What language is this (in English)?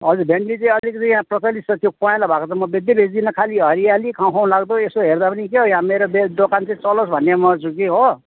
Nepali